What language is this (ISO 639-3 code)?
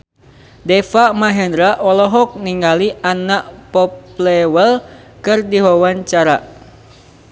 sun